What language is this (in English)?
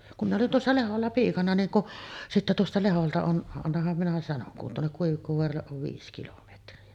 Finnish